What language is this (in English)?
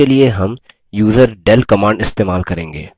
Hindi